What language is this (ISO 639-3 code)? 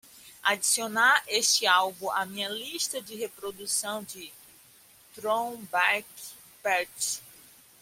por